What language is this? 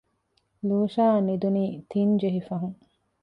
Divehi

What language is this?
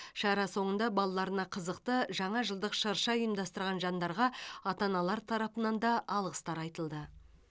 Kazakh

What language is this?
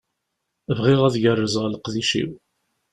Kabyle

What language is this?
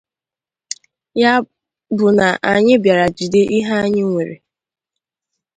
Igbo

